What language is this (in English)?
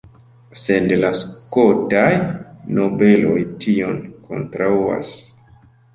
Esperanto